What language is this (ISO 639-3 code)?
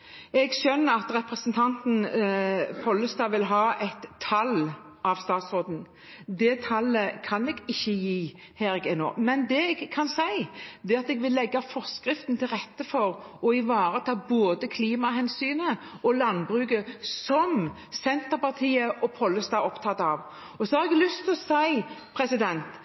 nor